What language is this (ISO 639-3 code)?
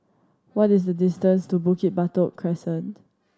eng